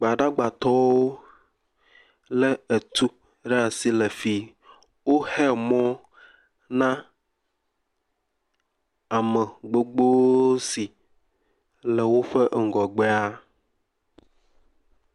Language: Ewe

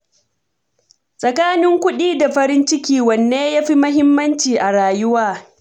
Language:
Hausa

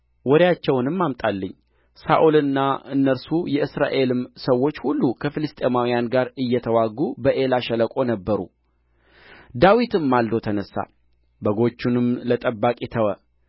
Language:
Amharic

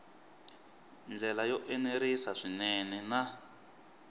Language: Tsonga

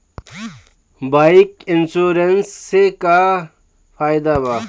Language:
Bhojpuri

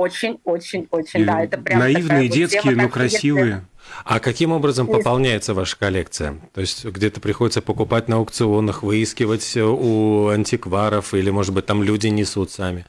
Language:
Russian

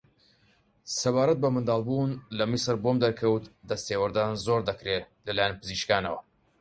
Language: Central Kurdish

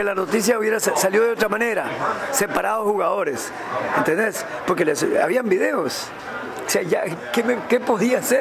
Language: Spanish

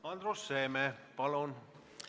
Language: Estonian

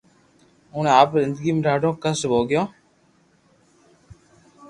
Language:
Loarki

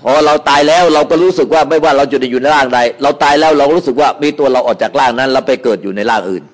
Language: Thai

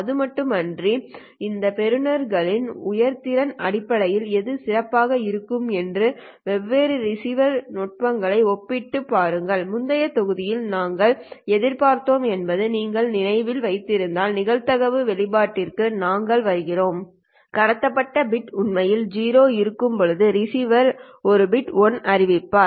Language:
Tamil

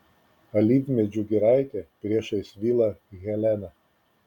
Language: Lithuanian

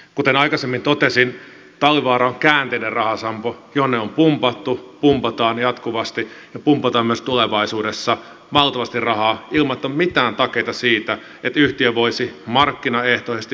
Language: Finnish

